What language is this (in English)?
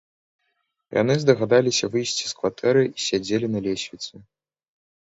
Belarusian